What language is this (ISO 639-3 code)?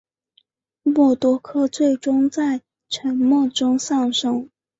zho